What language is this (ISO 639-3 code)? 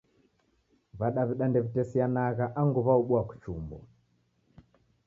dav